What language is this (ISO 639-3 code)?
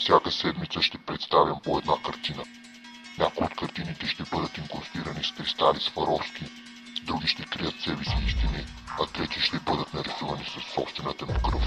bul